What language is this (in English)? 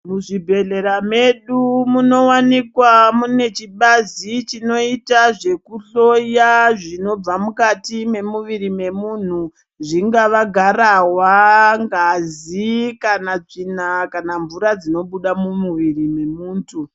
Ndau